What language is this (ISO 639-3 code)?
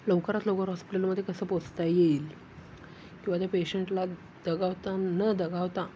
mar